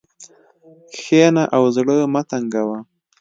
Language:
Pashto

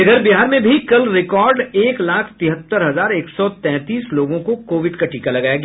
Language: Hindi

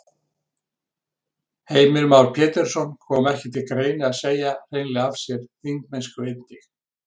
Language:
Icelandic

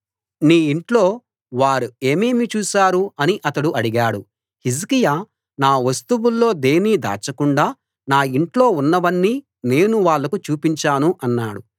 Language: Telugu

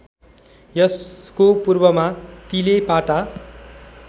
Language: Nepali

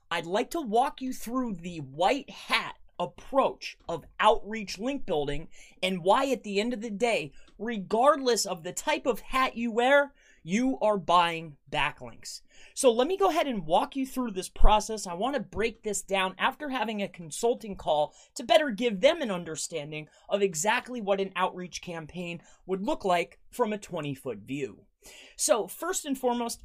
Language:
English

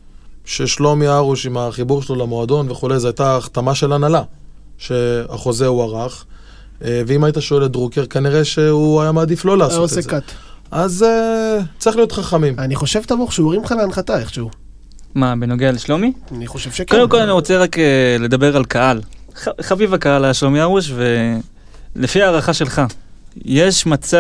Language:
Hebrew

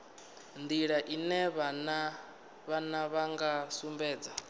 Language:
Venda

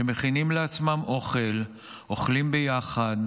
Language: Hebrew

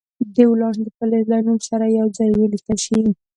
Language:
Pashto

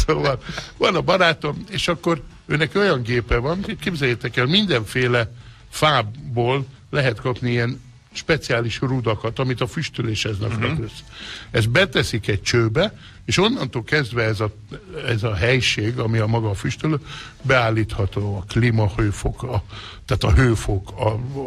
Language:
Hungarian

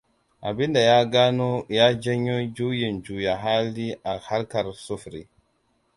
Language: Hausa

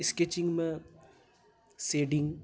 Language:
Maithili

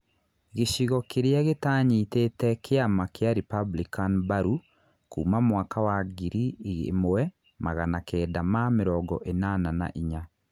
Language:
Kikuyu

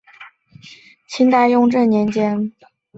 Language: Chinese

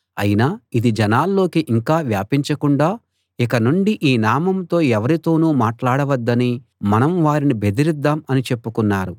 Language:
Telugu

